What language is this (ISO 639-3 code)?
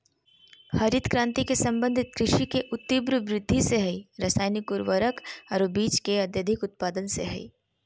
mag